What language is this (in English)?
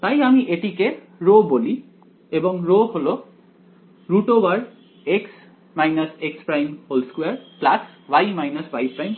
Bangla